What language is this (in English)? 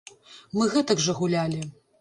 Belarusian